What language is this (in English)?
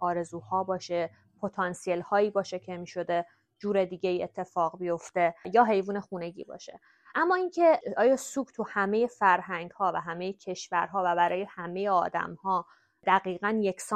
Persian